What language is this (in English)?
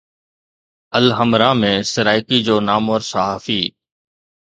Sindhi